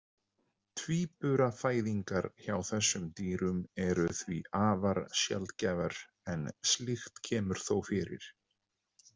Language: Icelandic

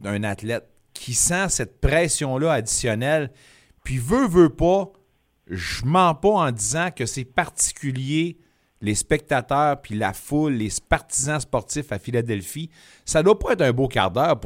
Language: French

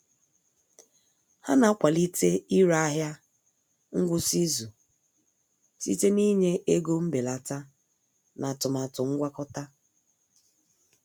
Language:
Igbo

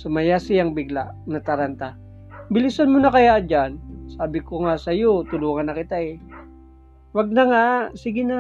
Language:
Filipino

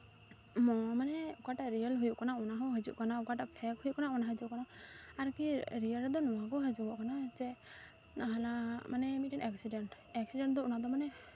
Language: Santali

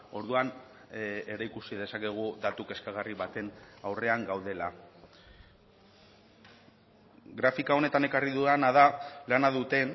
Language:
Basque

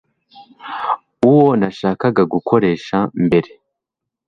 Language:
Kinyarwanda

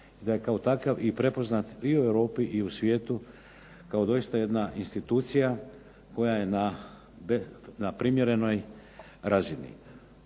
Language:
Croatian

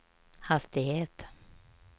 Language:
Swedish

